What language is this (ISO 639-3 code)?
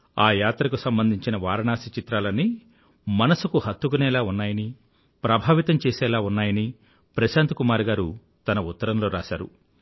tel